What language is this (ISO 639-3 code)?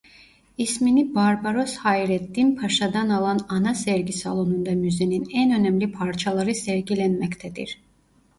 tur